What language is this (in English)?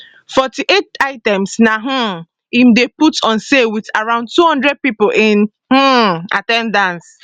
Nigerian Pidgin